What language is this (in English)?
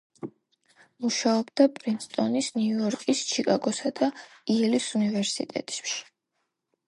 Georgian